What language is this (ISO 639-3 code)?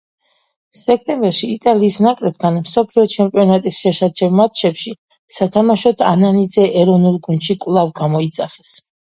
kat